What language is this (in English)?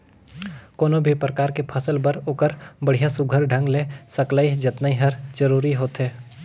Chhattisgarhi